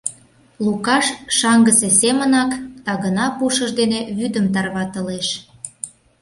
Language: Mari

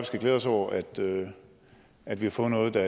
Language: Danish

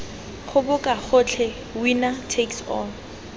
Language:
Tswana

